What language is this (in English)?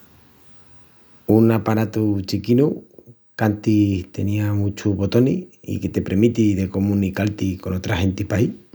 Extremaduran